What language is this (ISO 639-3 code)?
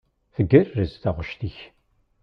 kab